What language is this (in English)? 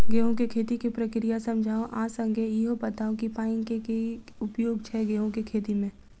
Maithili